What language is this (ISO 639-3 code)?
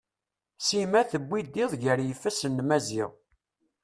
kab